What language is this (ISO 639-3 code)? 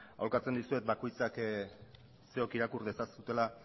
eus